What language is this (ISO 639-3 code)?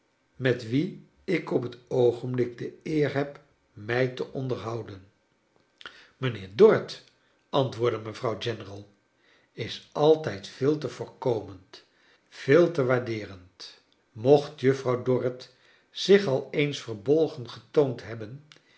nld